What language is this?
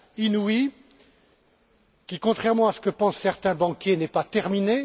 French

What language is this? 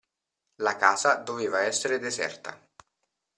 Italian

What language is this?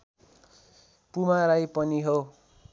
Nepali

